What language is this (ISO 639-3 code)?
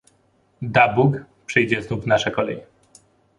pol